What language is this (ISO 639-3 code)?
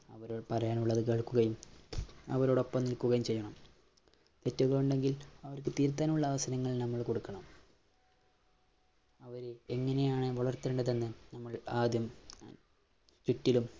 mal